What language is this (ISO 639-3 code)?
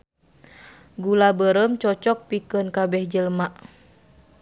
sun